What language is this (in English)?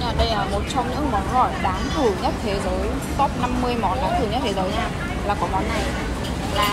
Vietnamese